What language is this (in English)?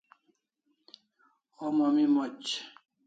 Kalasha